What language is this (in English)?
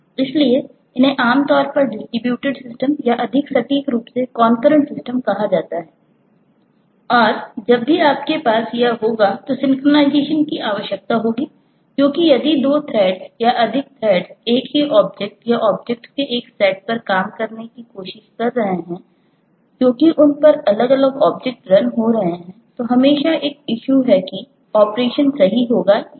Hindi